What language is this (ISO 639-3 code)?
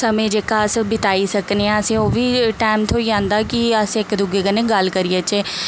doi